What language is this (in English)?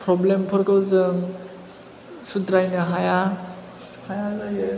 Bodo